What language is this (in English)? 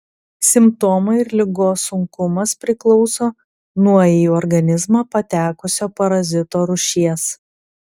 Lithuanian